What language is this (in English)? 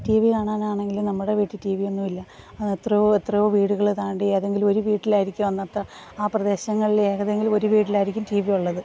Malayalam